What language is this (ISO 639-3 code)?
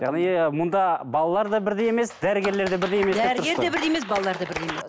kaz